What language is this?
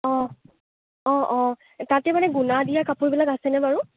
Assamese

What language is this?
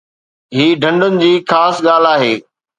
Sindhi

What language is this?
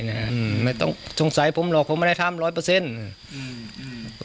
Thai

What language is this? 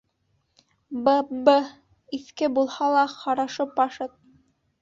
Bashkir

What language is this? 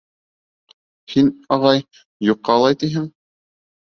Bashkir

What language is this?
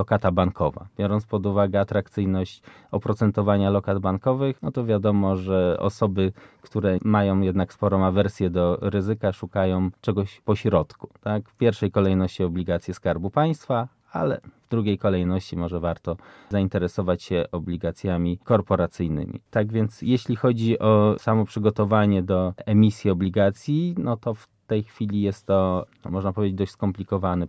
Polish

